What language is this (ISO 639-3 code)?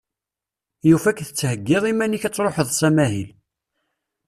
kab